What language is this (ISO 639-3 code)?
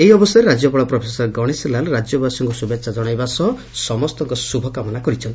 ori